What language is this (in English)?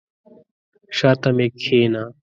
Pashto